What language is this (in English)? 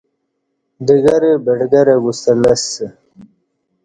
Kati